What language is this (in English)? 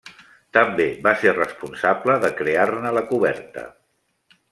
Catalan